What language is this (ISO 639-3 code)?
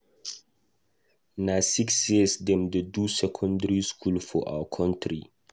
pcm